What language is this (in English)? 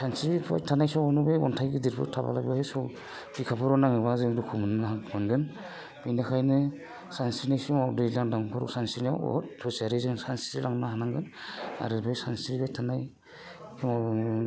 Bodo